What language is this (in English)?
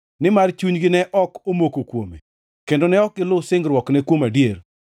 Luo (Kenya and Tanzania)